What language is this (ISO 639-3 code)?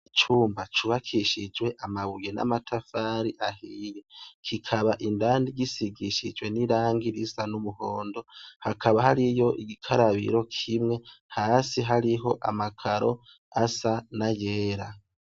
run